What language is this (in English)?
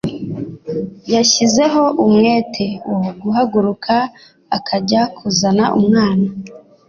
Kinyarwanda